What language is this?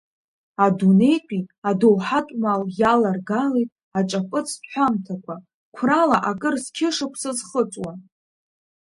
Abkhazian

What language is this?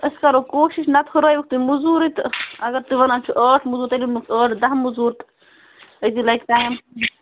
Kashmiri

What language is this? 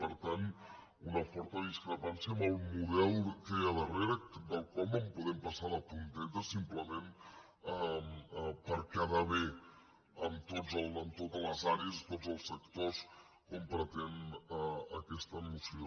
Catalan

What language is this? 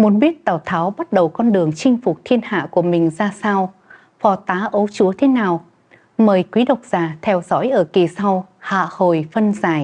Vietnamese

